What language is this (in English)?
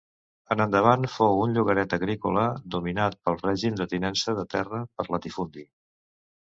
Catalan